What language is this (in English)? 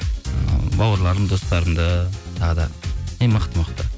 Kazakh